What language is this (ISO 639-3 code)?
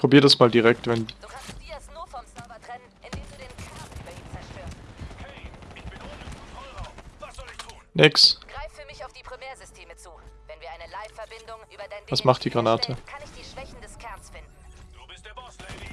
deu